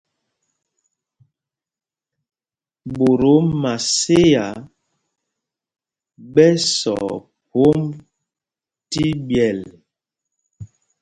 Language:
Mpumpong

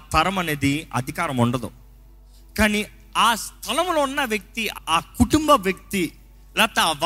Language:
Telugu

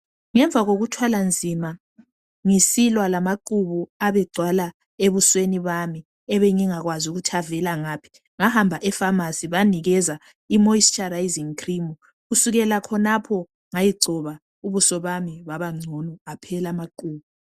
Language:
North Ndebele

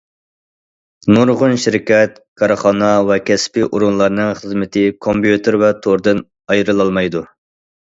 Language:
Uyghur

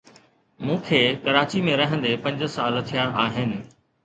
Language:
Sindhi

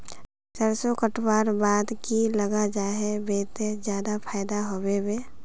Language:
Magahi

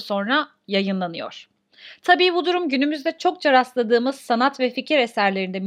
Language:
Turkish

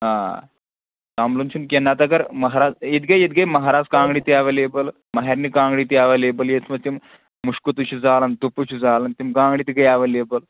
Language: Kashmiri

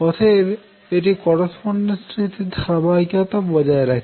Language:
Bangla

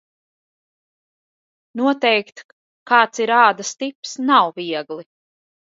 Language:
Latvian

